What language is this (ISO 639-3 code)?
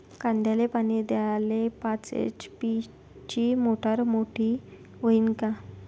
mar